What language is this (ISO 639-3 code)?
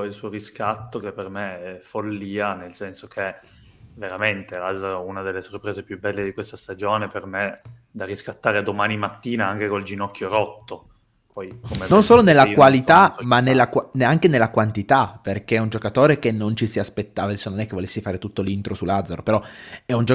ita